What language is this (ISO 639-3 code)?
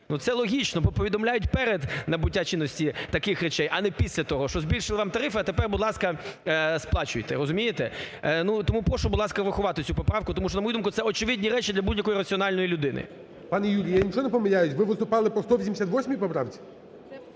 ukr